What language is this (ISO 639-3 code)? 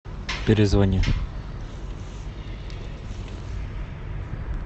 rus